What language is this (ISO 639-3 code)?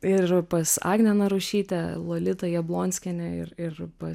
lit